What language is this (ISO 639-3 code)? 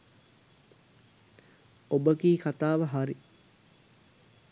sin